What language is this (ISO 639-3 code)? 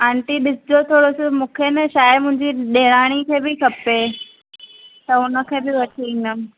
snd